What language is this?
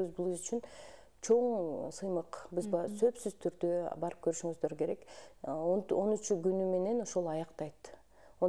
Russian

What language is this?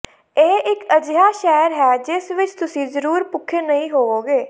Punjabi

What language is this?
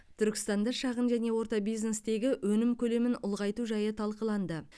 Kazakh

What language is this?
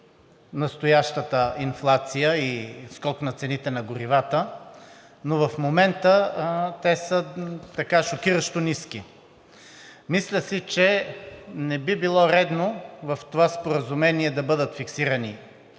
Bulgarian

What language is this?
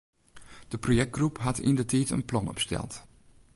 Western Frisian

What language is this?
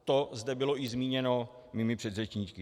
Czech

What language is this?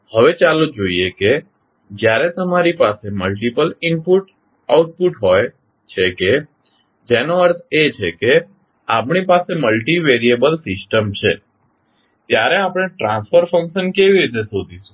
Gujarati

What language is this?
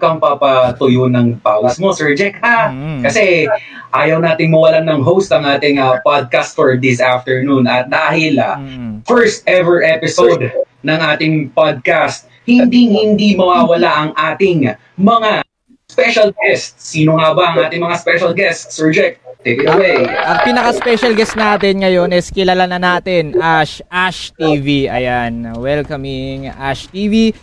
Filipino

